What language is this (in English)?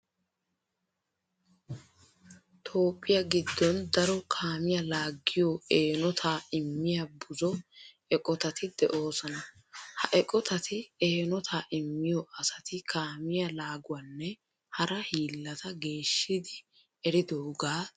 Wolaytta